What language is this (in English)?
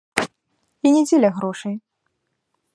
Belarusian